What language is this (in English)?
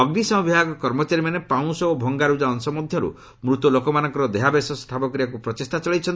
Odia